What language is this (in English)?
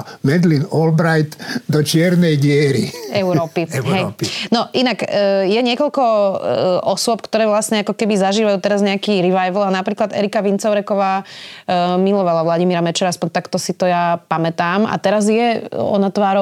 Slovak